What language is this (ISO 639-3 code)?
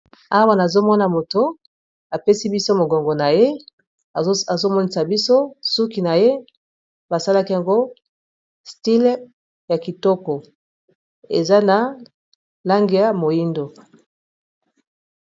lin